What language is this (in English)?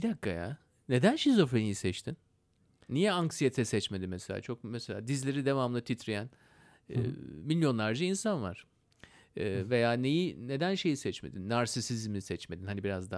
Turkish